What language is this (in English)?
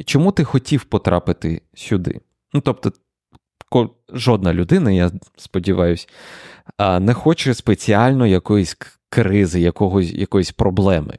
Ukrainian